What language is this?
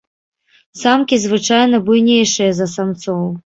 Belarusian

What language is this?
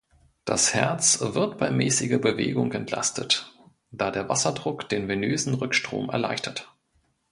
German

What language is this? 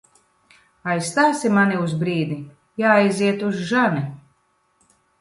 Latvian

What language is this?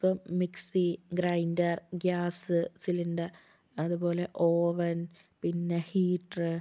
Malayalam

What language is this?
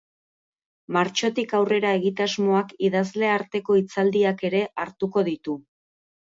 Basque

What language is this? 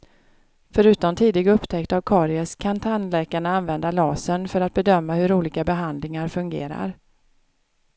Swedish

